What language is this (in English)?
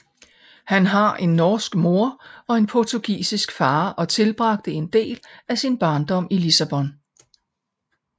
Danish